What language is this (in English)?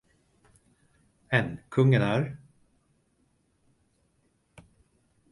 Swedish